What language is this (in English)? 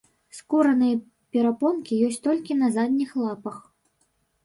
Belarusian